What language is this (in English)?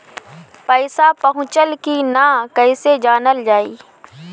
Bhojpuri